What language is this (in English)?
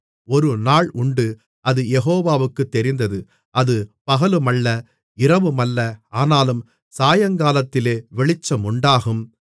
Tamil